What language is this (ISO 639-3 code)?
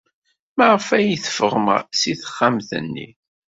kab